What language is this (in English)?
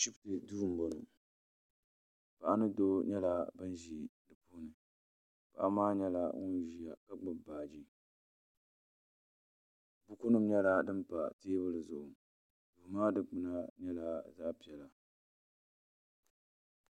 Dagbani